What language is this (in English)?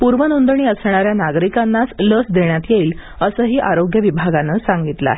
Marathi